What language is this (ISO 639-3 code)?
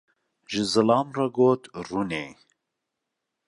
kur